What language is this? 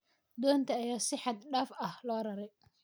Somali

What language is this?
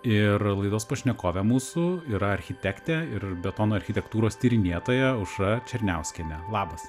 Lithuanian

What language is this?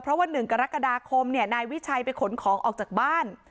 Thai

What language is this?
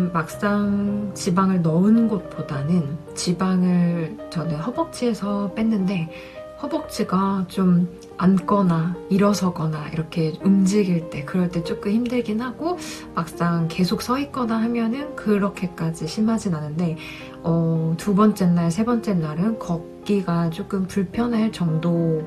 Korean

